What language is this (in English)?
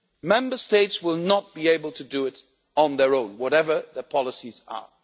English